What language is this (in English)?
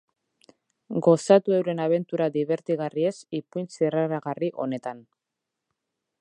Basque